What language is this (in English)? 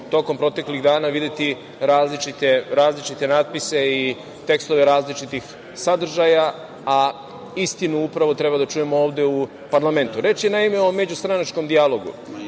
Serbian